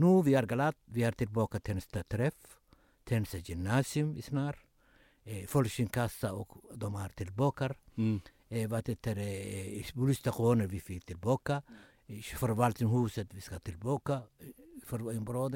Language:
Swedish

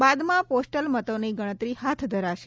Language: Gujarati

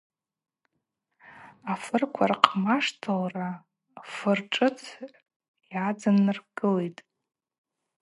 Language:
Abaza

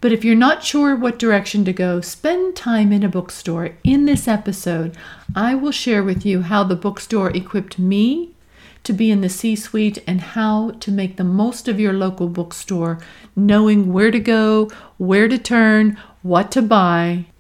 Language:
English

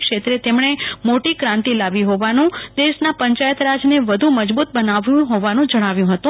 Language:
Gujarati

